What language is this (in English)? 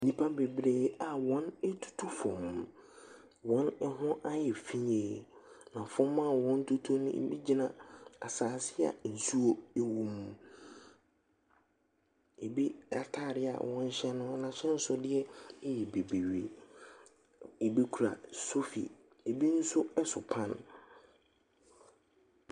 Akan